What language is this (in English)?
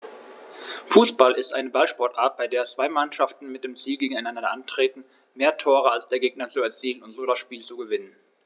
German